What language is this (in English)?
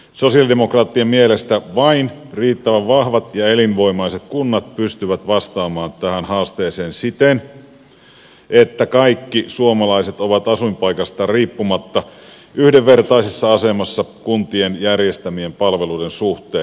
Finnish